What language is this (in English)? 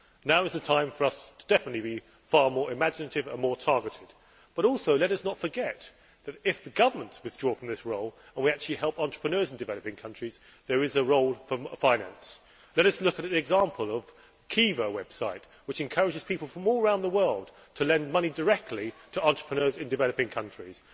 English